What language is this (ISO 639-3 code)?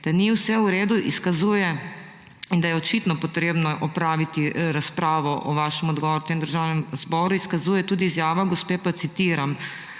slv